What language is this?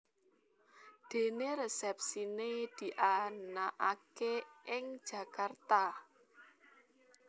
Javanese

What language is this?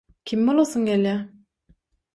Turkmen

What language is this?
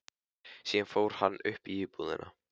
Icelandic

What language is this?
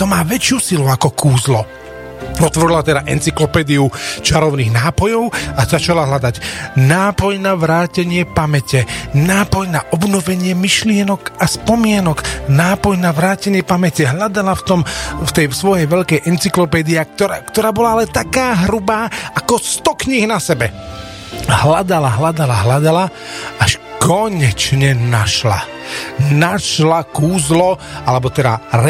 Slovak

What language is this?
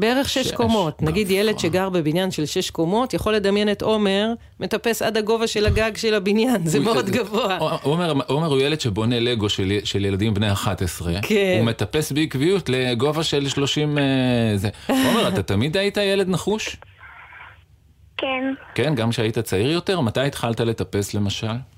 Hebrew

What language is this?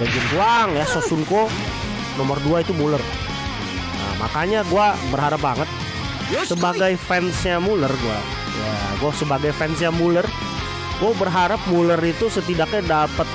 Indonesian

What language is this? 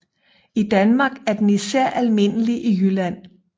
Danish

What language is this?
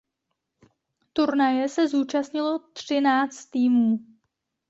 Czech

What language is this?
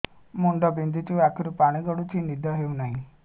Odia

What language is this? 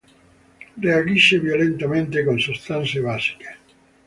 Italian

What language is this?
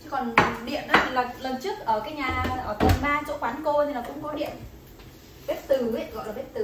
Vietnamese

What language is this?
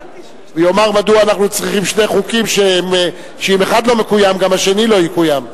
Hebrew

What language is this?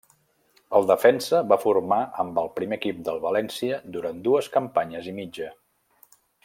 Catalan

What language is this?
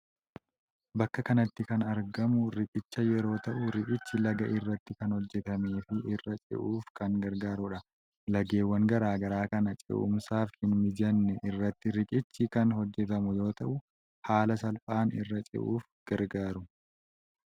Oromo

